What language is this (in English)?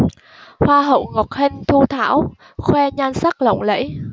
Vietnamese